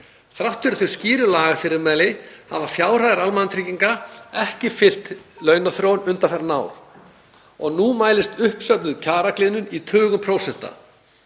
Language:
Icelandic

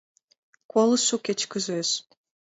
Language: Mari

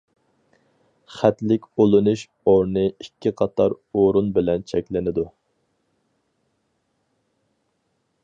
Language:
Uyghur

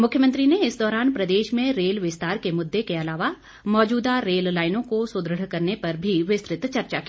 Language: Hindi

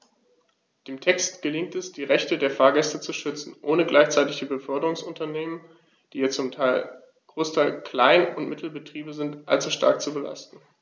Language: German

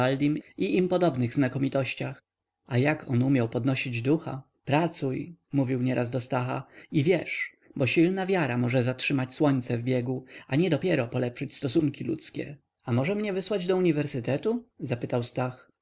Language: Polish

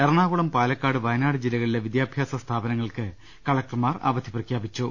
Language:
Malayalam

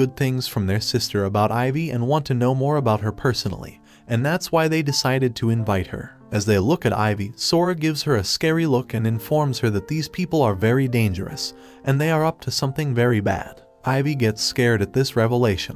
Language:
English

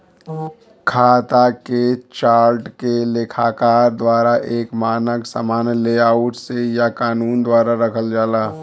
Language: Bhojpuri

